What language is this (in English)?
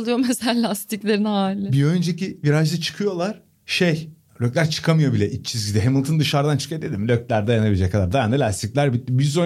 Turkish